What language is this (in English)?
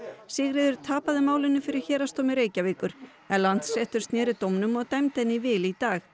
Icelandic